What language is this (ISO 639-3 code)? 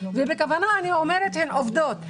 heb